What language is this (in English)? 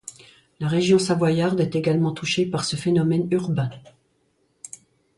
French